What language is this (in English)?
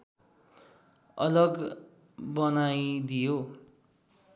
Nepali